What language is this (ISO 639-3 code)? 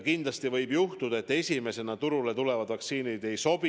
est